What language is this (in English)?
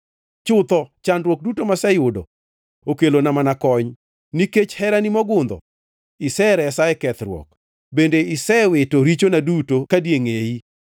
Luo (Kenya and Tanzania)